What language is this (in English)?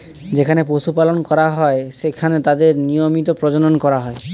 Bangla